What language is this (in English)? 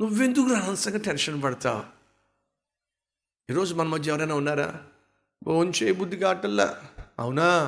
Telugu